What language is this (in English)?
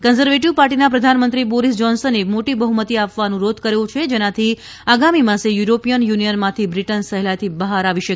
Gujarati